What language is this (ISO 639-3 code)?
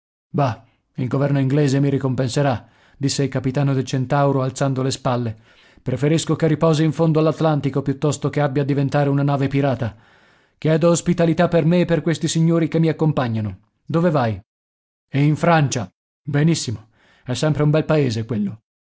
ita